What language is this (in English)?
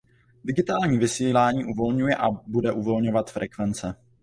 Czech